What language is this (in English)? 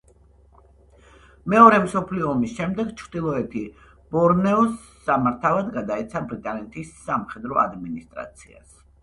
Georgian